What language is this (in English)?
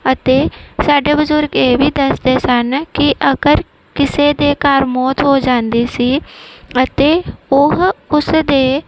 Punjabi